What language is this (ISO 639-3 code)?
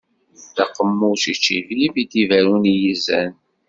kab